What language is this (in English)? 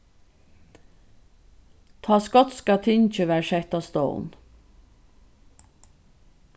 Faroese